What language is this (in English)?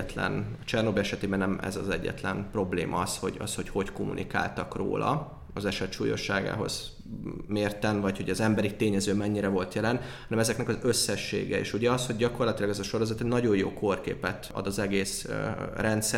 Hungarian